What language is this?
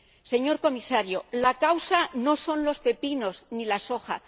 Spanish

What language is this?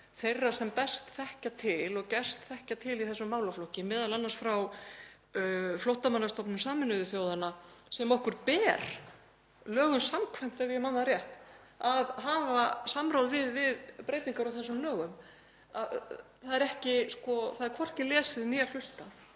Icelandic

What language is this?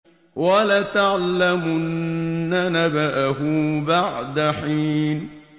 Arabic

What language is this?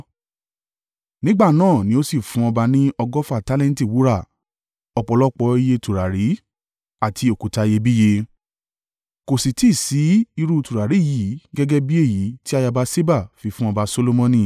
Yoruba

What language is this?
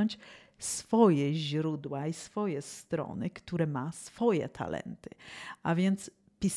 Polish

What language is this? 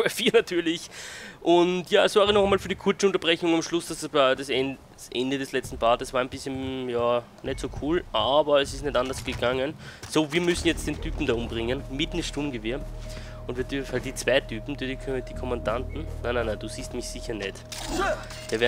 German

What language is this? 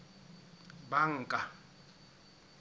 Southern Sotho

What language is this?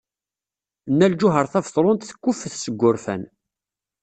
Kabyle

